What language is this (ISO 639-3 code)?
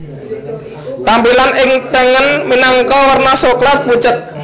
jav